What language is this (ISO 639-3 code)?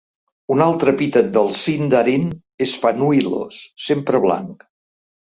cat